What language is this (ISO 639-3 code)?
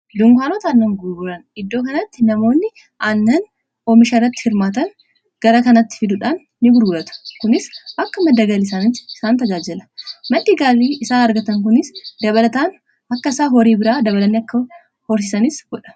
orm